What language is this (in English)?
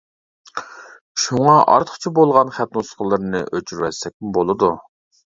Uyghur